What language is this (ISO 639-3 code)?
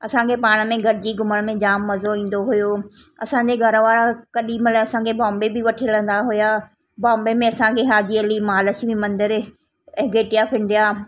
snd